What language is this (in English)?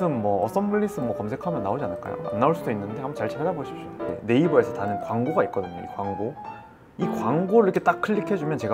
Korean